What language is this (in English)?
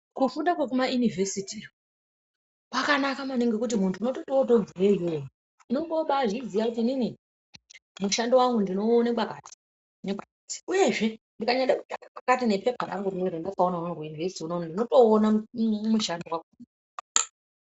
Ndau